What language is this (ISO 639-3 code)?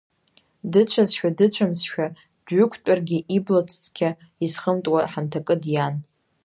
abk